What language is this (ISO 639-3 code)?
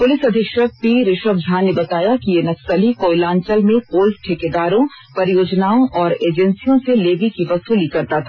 hin